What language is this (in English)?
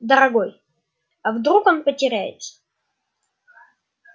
Russian